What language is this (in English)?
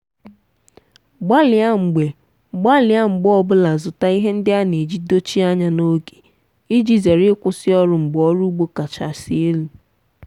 Igbo